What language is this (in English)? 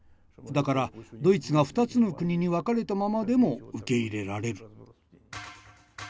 Japanese